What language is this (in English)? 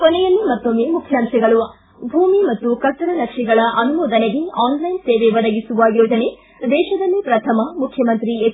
Kannada